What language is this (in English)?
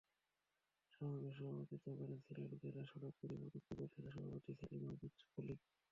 Bangla